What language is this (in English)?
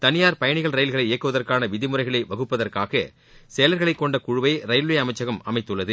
Tamil